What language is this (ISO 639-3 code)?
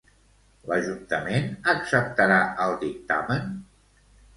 cat